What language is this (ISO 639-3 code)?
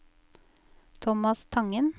nor